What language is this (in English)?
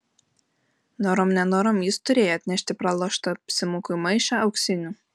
Lithuanian